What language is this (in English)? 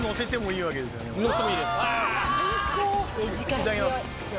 Japanese